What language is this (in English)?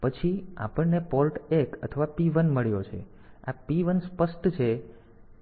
Gujarati